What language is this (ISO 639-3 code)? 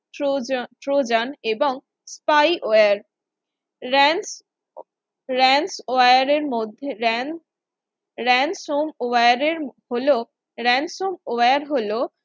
ben